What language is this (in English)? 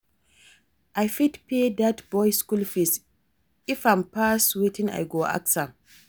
Nigerian Pidgin